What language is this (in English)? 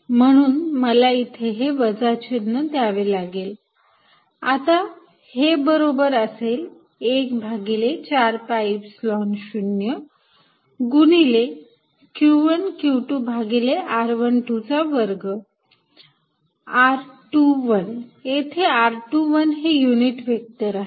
Marathi